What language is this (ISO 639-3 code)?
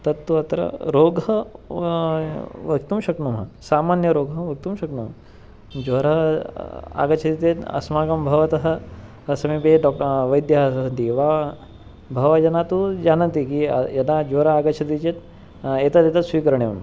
san